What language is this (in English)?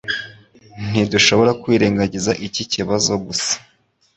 Kinyarwanda